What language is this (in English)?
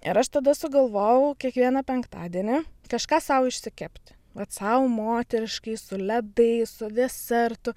Lithuanian